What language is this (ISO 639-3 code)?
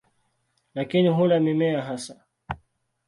swa